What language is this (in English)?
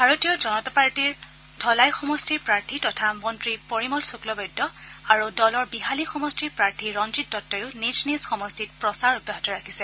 Assamese